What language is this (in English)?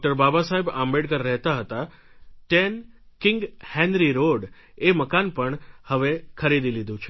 Gujarati